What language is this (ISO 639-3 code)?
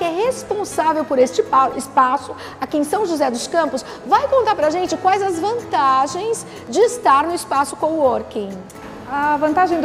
por